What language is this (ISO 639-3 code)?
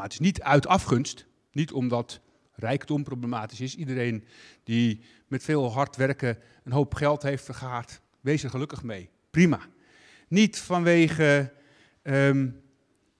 nld